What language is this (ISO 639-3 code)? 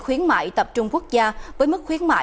vie